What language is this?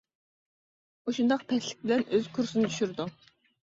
Uyghur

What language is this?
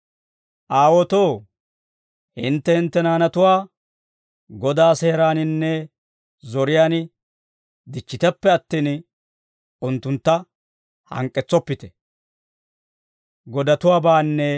Dawro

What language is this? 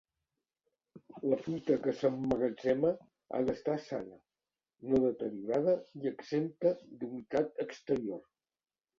Catalan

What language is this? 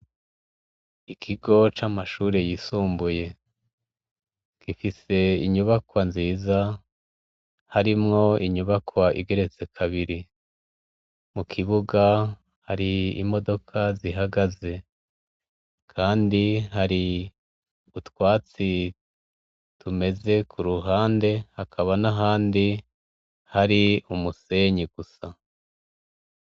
Rundi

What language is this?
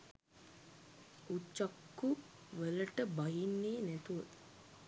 Sinhala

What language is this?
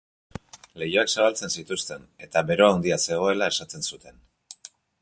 Basque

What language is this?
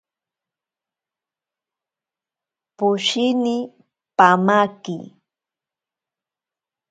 Ashéninka Perené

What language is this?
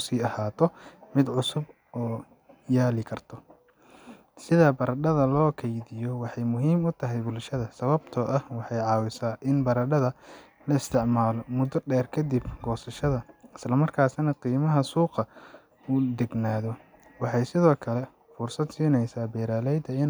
Somali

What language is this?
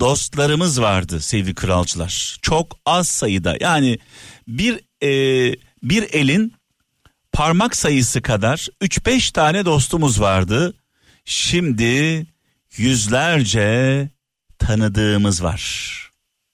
Turkish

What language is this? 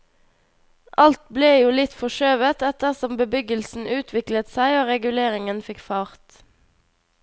Norwegian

